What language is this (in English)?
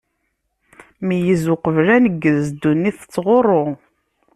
Kabyle